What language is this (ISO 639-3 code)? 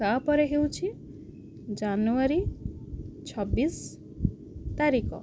ori